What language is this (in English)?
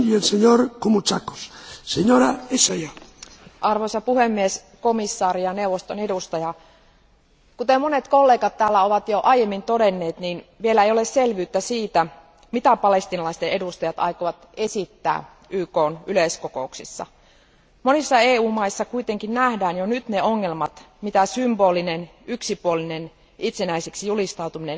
Finnish